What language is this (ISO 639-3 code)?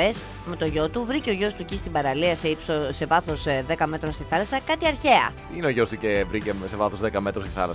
ell